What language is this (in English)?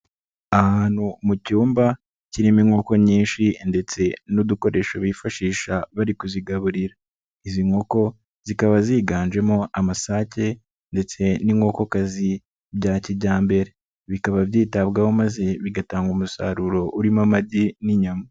Kinyarwanda